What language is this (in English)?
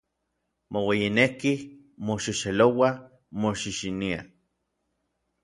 Orizaba Nahuatl